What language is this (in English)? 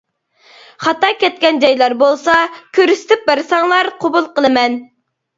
Uyghur